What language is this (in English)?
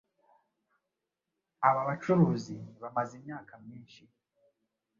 Kinyarwanda